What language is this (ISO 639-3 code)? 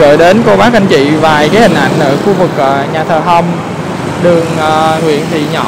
vie